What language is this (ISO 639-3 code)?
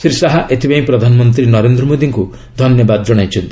ori